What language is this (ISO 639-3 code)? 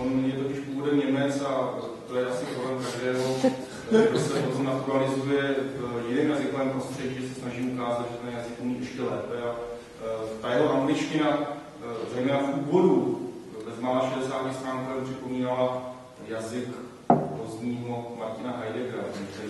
ces